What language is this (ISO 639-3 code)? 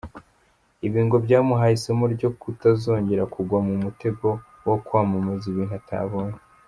kin